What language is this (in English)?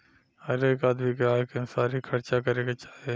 Bhojpuri